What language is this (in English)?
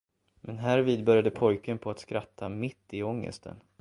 Swedish